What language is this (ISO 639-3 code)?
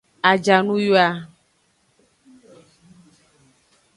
ajg